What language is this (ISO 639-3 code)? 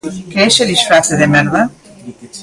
glg